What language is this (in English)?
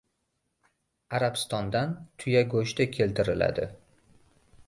Uzbek